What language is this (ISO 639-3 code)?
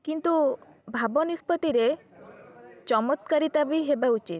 ori